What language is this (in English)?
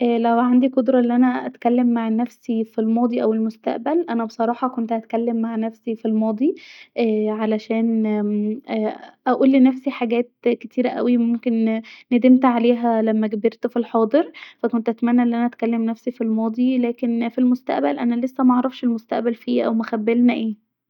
Egyptian Arabic